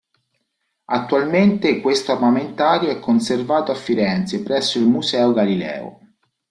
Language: Italian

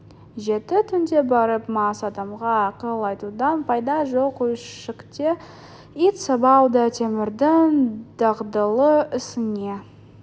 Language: Kazakh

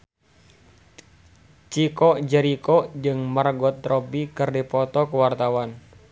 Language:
Sundanese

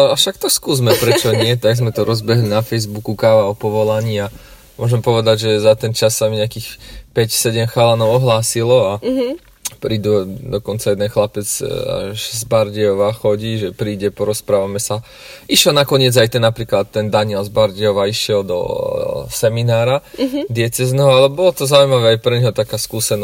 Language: Slovak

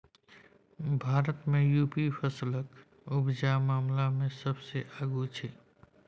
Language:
Maithili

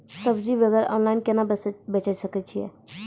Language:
Maithili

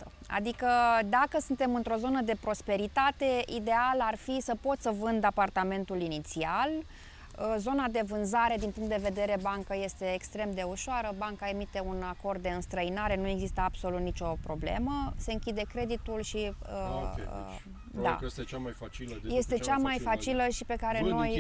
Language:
Romanian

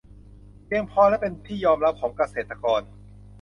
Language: Thai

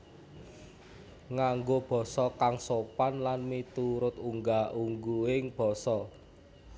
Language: Javanese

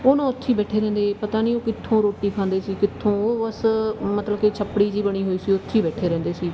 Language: Punjabi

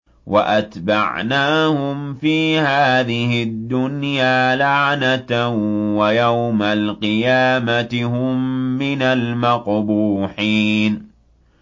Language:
Arabic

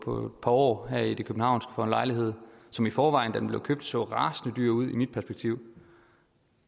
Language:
Danish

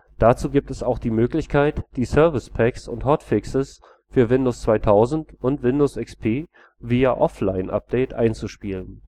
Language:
German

